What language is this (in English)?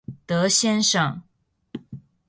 Chinese